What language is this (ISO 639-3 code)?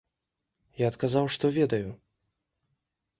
bel